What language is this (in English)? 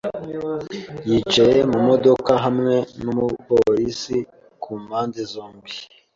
Kinyarwanda